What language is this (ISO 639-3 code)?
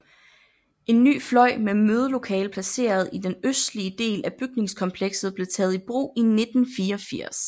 dan